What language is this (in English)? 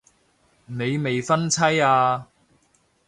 Cantonese